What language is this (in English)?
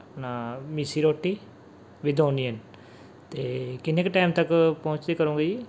Punjabi